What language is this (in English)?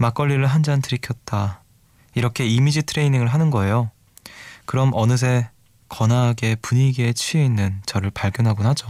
Korean